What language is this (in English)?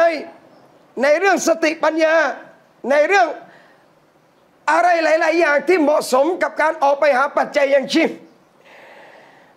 Thai